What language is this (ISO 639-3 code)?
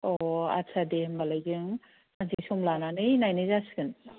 brx